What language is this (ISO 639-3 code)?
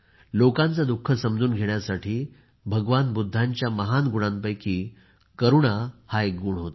mar